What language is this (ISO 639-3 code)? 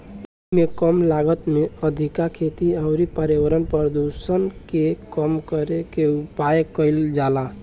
bho